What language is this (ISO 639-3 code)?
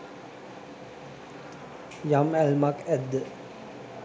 sin